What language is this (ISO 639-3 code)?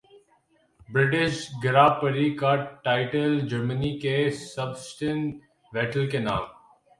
urd